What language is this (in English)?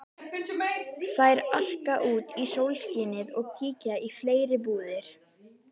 Icelandic